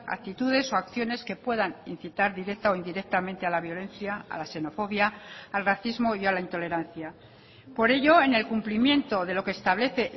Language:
Spanish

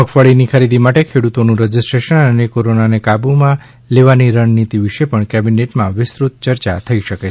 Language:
Gujarati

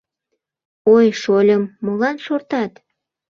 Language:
Mari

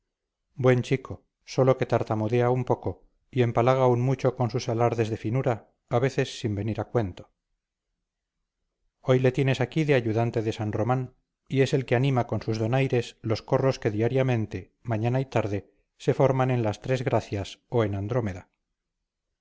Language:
Spanish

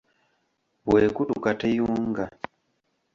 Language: Ganda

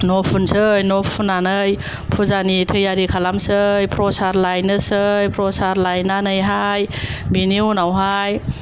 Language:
Bodo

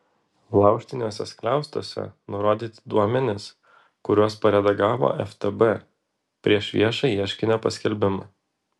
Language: Lithuanian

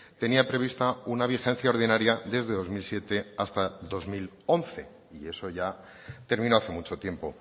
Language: Spanish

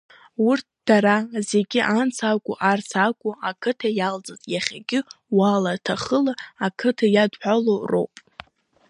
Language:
Abkhazian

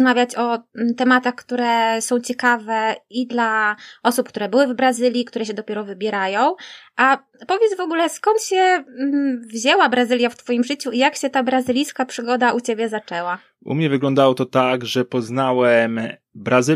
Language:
Polish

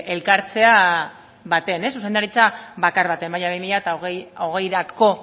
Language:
Basque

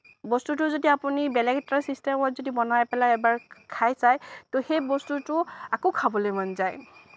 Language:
Assamese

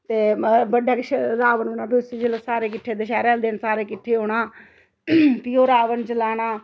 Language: Dogri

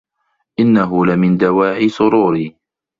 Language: Arabic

